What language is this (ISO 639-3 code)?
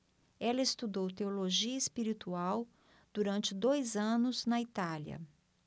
por